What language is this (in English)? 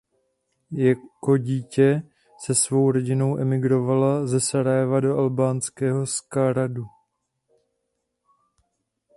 Czech